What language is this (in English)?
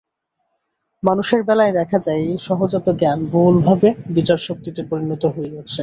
Bangla